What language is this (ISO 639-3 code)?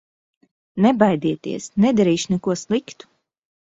lav